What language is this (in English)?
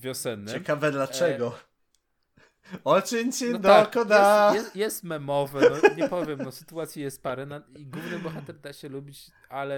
Polish